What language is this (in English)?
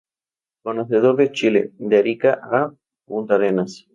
Spanish